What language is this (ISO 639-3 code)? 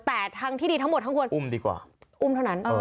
tha